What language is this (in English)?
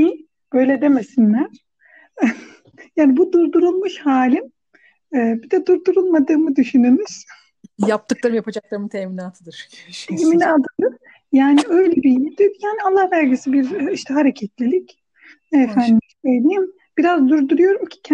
Turkish